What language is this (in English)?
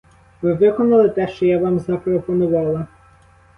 Ukrainian